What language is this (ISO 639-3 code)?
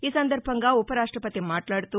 tel